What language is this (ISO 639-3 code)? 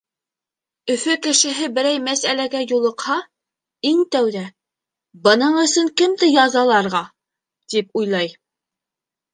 bak